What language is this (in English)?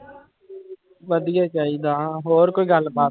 Punjabi